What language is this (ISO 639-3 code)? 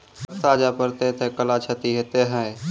mai